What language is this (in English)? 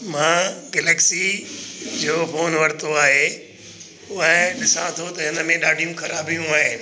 Sindhi